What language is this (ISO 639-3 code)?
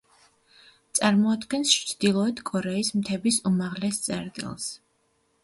kat